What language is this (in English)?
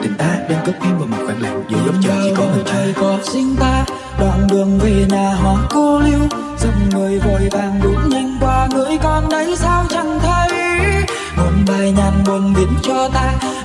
Vietnamese